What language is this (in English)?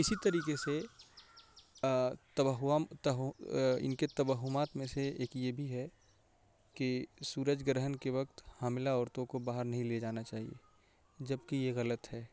Urdu